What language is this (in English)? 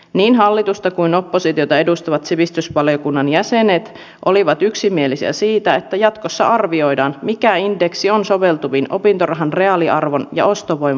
Finnish